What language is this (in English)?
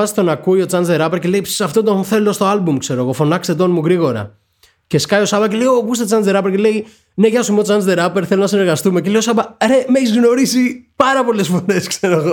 Greek